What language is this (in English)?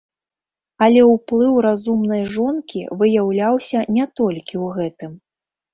Belarusian